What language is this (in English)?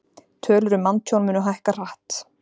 Icelandic